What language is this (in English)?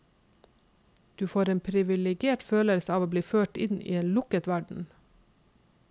Norwegian